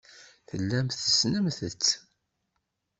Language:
Kabyle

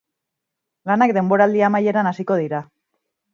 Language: Basque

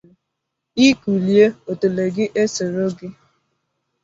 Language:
Igbo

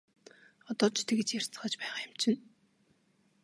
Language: Mongolian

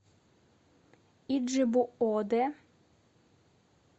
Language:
Russian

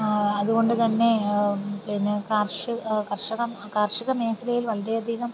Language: Malayalam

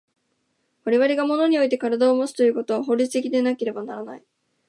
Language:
Japanese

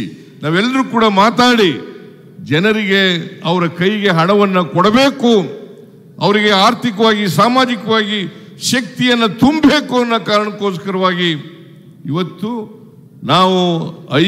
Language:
Kannada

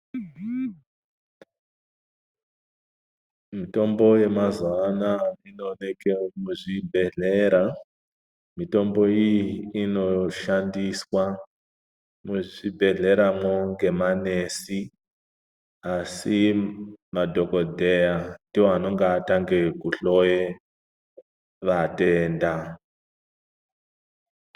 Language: Ndau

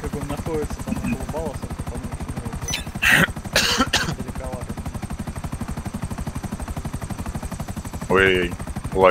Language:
Russian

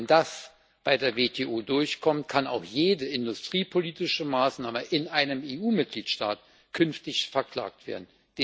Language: German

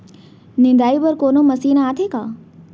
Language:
Chhattisgarhi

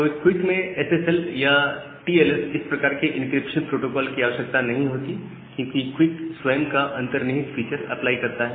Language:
Hindi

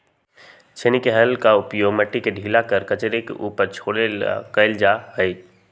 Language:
Magahi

